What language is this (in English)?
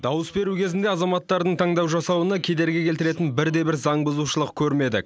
Kazakh